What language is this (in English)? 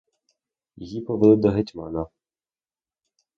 Ukrainian